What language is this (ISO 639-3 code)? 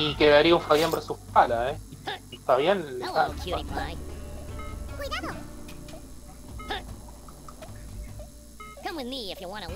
spa